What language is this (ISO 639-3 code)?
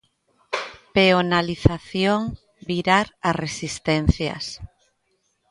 glg